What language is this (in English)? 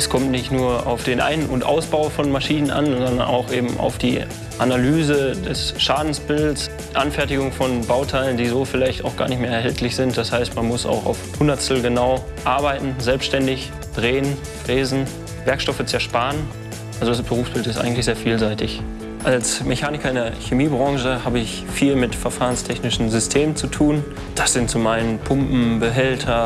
German